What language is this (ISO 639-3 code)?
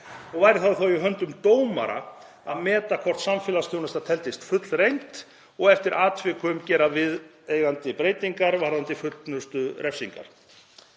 isl